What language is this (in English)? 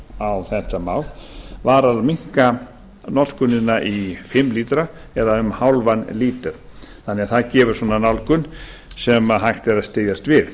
Icelandic